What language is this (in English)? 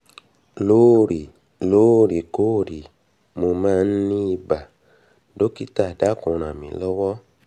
Yoruba